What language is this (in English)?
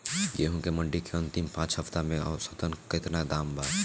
Bhojpuri